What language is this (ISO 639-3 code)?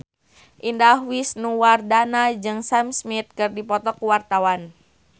sun